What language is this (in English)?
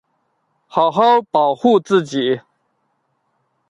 Chinese